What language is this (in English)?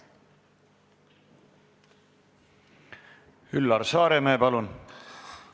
Estonian